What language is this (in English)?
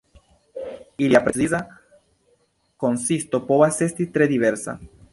Esperanto